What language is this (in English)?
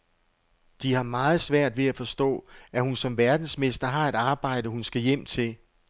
Danish